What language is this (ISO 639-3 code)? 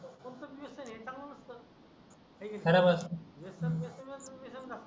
mar